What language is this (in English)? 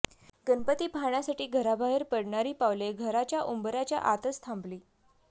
Marathi